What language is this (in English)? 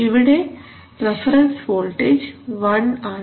Malayalam